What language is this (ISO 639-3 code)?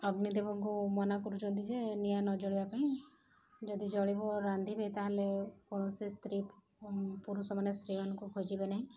ori